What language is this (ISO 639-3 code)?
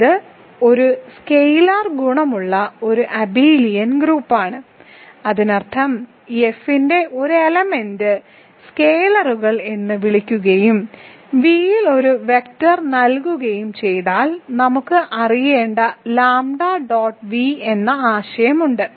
mal